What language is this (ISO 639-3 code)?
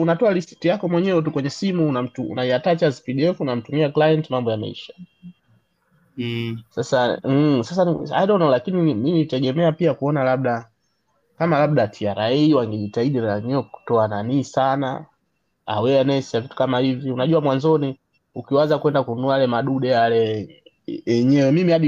swa